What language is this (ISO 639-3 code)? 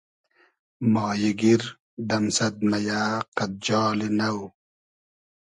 haz